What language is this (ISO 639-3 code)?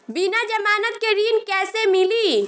bho